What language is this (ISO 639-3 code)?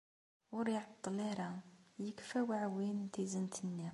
kab